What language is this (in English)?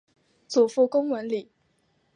Chinese